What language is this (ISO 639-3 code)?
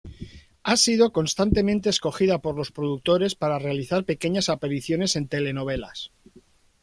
spa